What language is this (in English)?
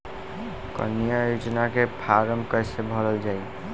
Bhojpuri